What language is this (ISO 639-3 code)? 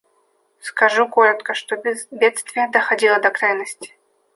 rus